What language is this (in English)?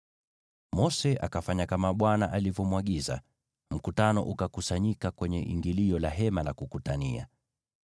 Swahili